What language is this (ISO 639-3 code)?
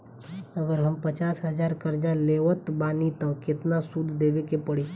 bho